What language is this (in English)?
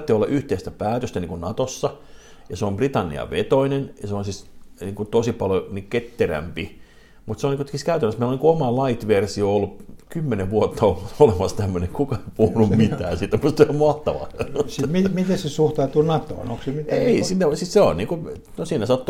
Finnish